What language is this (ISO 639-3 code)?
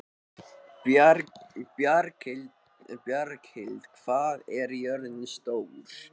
isl